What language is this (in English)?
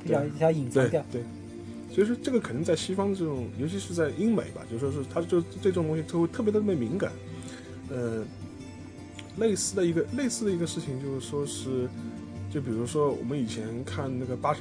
Chinese